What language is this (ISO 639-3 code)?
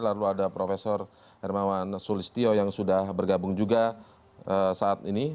ind